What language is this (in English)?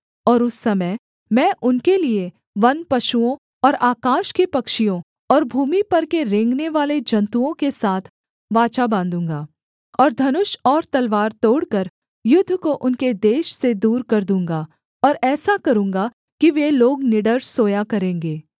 Hindi